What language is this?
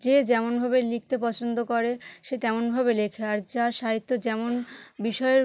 Bangla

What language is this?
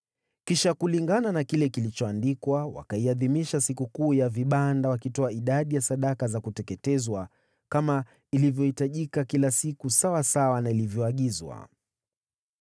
Swahili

